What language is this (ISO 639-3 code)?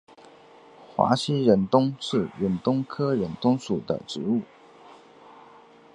zho